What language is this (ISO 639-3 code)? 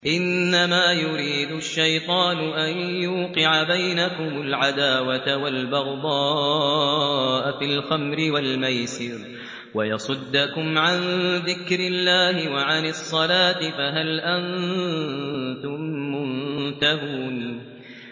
ara